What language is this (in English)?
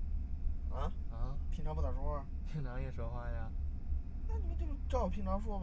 Chinese